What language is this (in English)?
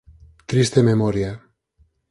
Galician